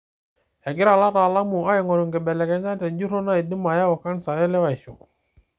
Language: Masai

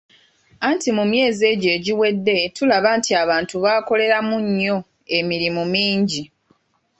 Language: Ganda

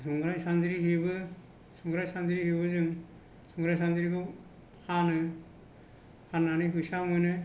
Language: Bodo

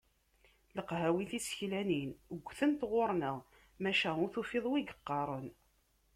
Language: Kabyle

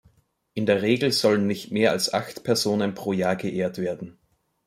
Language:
German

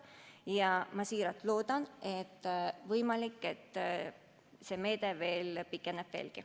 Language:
Estonian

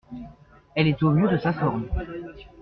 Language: French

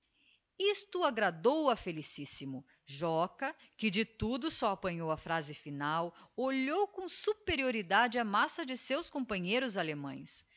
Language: Portuguese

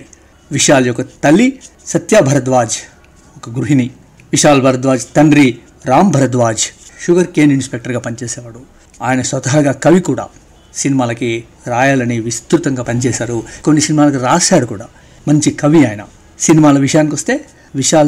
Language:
Telugu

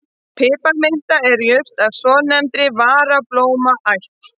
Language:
Icelandic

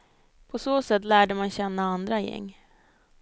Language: Swedish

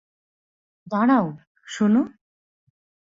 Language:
Bangla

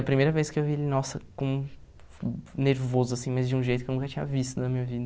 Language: Portuguese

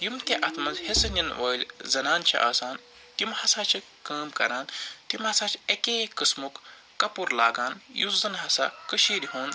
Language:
Kashmiri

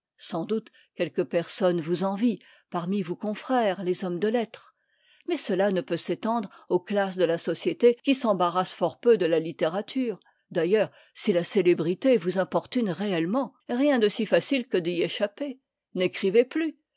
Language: French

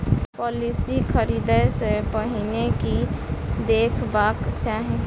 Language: Maithili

